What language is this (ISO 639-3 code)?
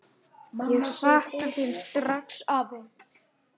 isl